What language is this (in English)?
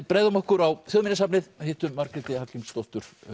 Icelandic